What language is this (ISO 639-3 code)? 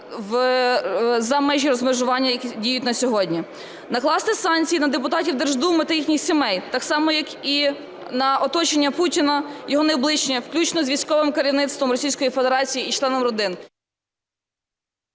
ukr